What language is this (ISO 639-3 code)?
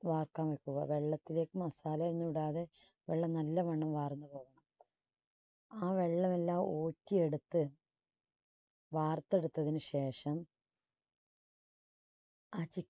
mal